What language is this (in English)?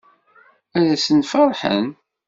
Kabyle